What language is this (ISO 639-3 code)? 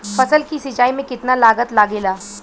bho